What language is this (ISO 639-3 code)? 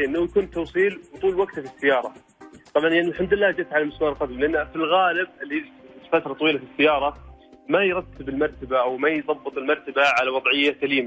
ara